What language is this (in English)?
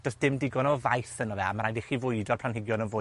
Welsh